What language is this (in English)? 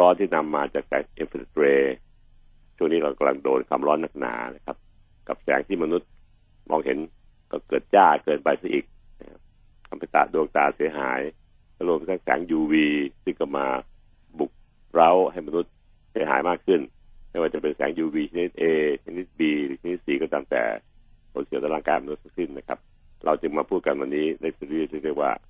Thai